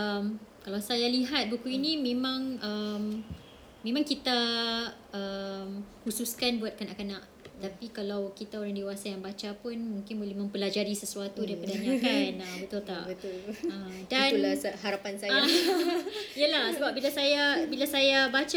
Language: Malay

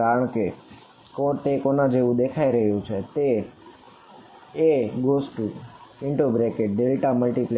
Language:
Gujarati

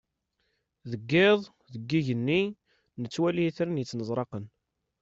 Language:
Kabyle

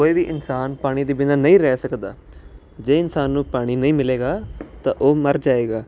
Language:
Punjabi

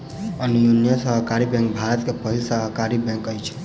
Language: Maithili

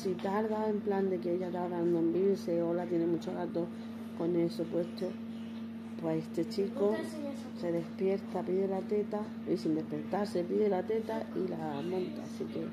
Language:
Spanish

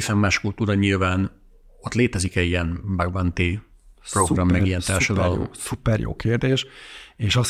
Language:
Hungarian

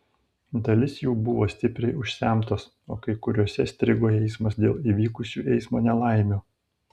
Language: Lithuanian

